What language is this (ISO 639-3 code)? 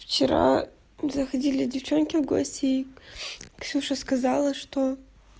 rus